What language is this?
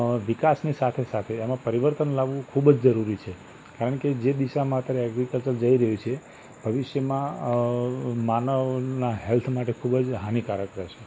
Gujarati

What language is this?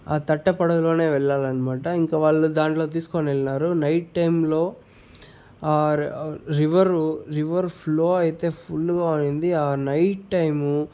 Telugu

